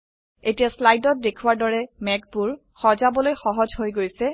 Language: Assamese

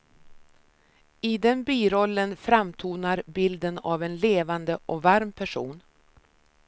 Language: Swedish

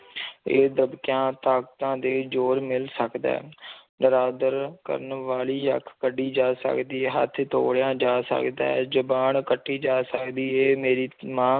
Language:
Punjabi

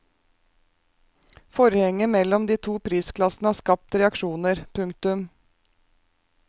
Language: Norwegian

